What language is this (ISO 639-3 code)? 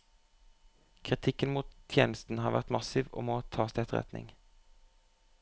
nor